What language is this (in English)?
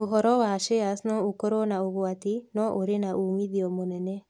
Kikuyu